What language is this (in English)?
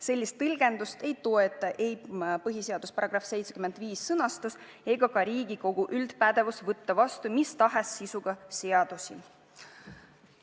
Estonian